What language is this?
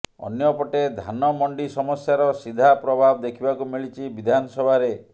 Odia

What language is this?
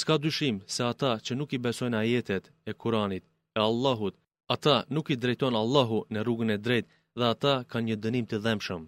Greek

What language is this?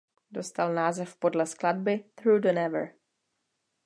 Czech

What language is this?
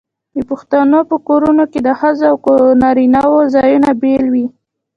Pashto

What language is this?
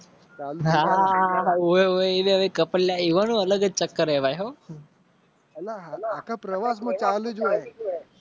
Gujarati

